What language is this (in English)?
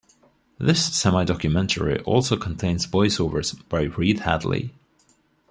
English